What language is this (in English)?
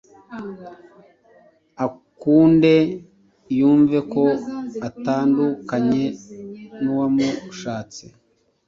Kinyarwanda